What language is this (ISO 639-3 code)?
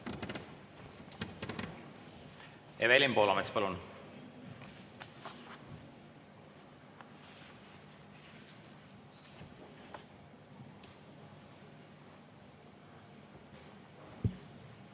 est